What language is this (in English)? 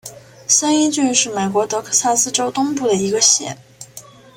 Chinese